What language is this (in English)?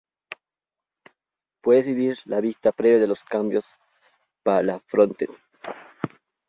Spanish